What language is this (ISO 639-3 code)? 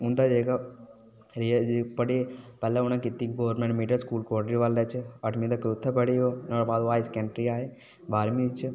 doi